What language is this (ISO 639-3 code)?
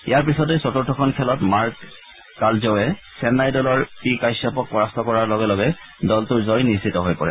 asm